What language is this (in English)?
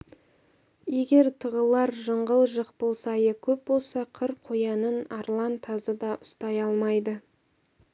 Kazakh